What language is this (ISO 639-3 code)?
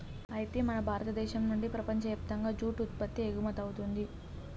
tel